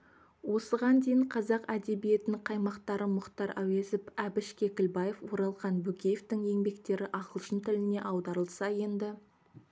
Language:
Kazakh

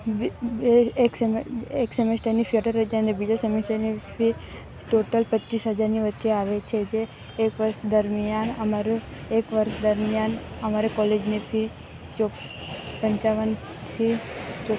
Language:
Gujarati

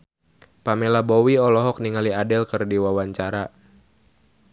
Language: Sundanese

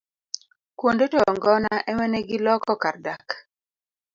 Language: Luo (Kenya and Tanzania)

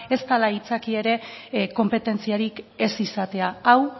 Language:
Basque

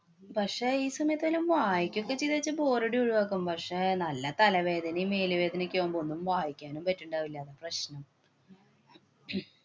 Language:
Malayalam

